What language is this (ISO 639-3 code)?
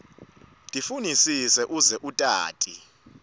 ssw